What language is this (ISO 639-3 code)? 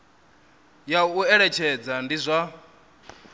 ven